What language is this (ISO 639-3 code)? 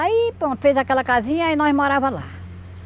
por